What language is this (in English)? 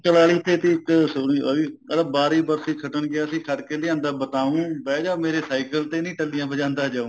Punjabi